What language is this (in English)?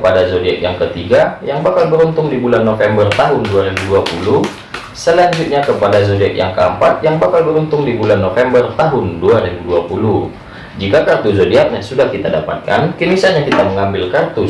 Indonesian